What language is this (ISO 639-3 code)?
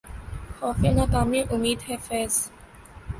urd